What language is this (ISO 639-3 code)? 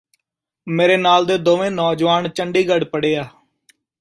pan